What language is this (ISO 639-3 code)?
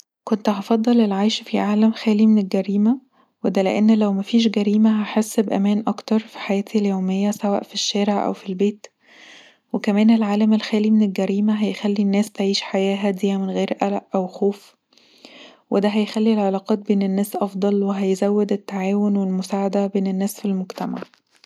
arz